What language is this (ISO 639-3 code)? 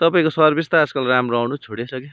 nep